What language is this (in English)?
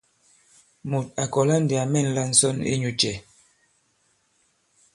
Bankon